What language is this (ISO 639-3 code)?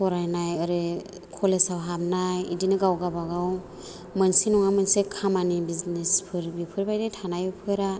brx